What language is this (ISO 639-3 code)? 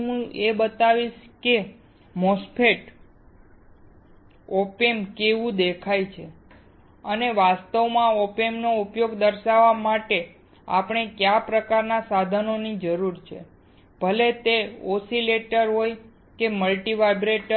guj